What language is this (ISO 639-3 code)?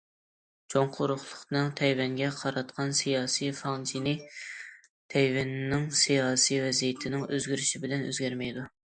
uig